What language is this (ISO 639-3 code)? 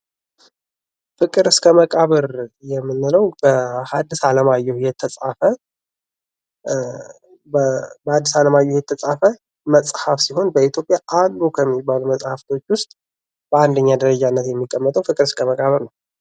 amh